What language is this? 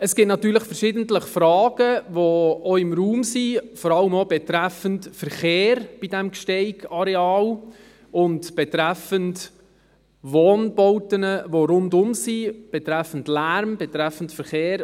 Swiss German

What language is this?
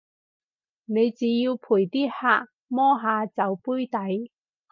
Cantonese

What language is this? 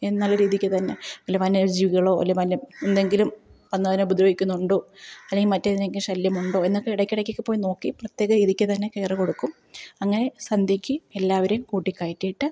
Malayalam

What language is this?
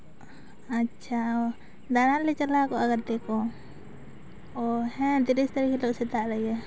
Santali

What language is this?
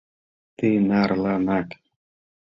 Mari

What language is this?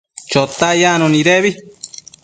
Matsés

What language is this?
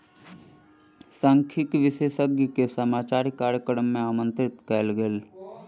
Maithili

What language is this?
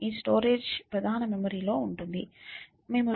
Telugu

